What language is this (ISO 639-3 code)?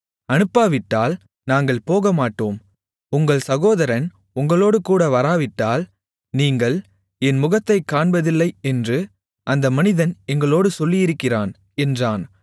tam